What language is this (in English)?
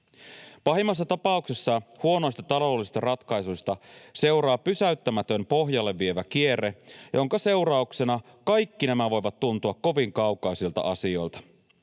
Finnish